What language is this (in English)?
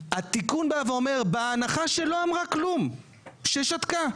Hebrew